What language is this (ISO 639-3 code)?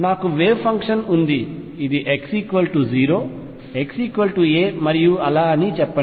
tel